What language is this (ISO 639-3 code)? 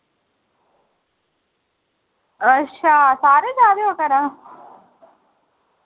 doi